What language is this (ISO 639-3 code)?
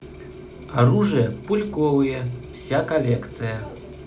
rus